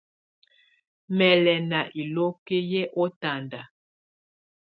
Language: Tunen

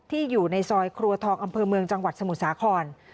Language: Thai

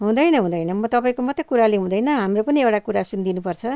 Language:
Nepali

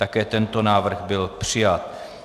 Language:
Czech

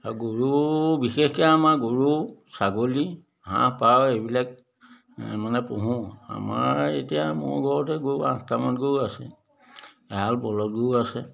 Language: Assamese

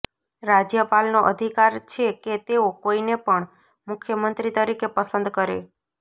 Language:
Gujarati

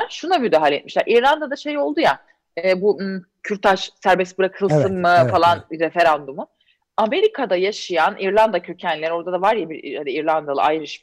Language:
Turkish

